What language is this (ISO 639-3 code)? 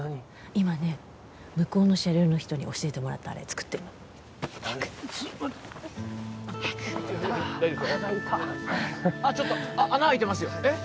jpn